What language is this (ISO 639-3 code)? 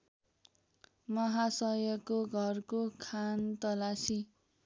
nep